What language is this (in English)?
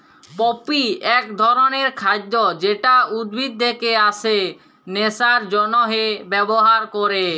Bangla